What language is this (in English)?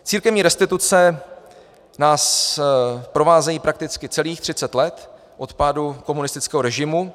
Czech